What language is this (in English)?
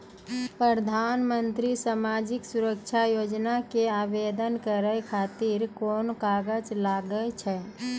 Maithili